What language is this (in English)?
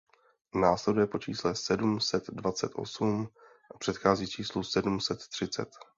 Czech